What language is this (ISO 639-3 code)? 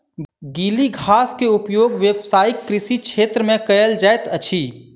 mai